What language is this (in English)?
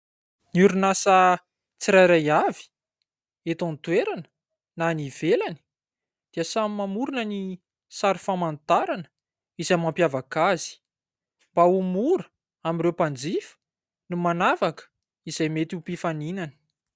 Malagasy